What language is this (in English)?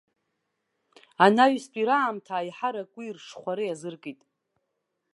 Abkhazian